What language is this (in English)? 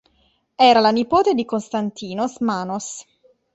Italian